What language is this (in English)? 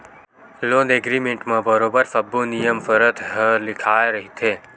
Chhattisgarhi